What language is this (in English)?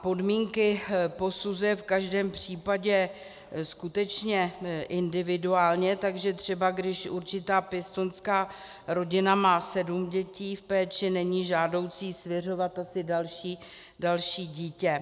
Czech